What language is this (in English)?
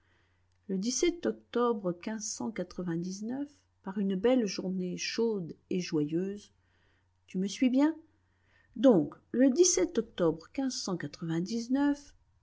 French